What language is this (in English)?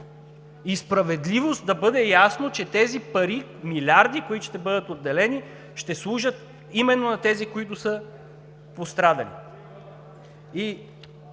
Bulgarian